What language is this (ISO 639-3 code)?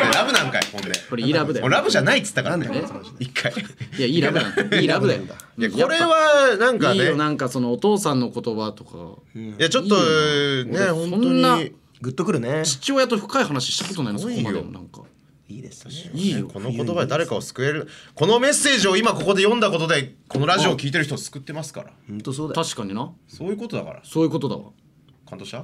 jpn